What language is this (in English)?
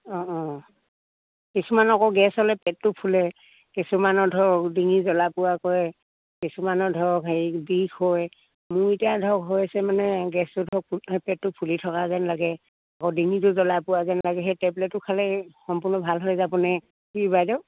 Assamese